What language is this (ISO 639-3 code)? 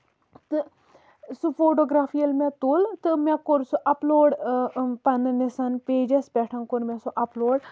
kas